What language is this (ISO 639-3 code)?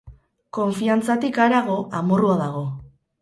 eus